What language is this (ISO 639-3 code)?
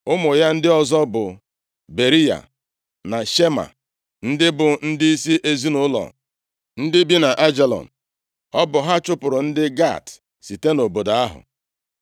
ibo